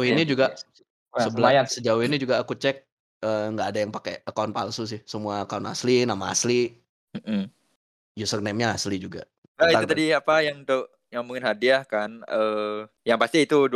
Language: Indonesian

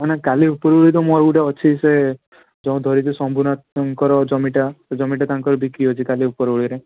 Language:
Odia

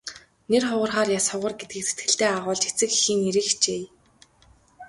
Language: Mongolian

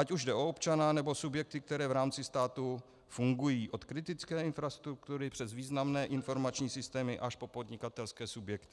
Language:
Czech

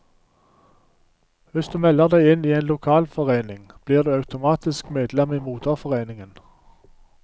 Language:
Norwegian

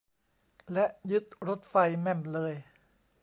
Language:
Thai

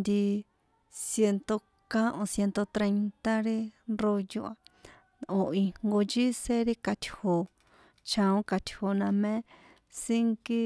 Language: San Juan Atzingo Popoloca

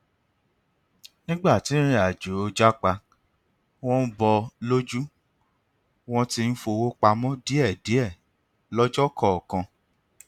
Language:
Yoruba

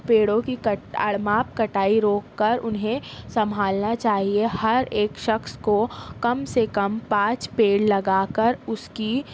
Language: Urdu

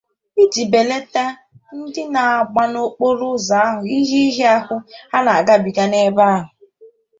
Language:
Igbo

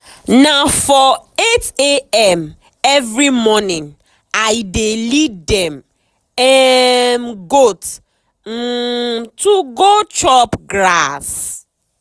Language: Nigerian Pidgin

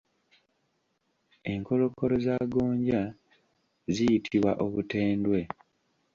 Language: Ganda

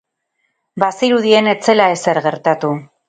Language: Basque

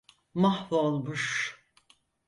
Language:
Turkish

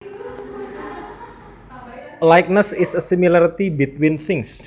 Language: Javanese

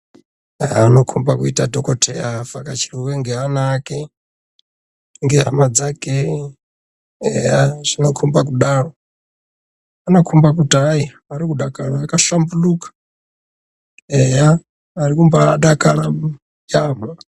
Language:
Ndau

